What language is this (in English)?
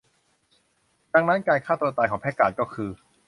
Thai